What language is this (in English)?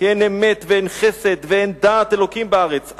Hebrew